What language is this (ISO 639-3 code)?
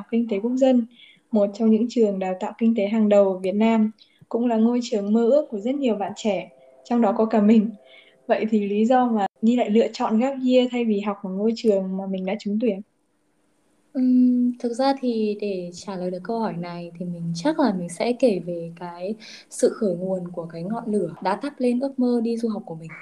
vie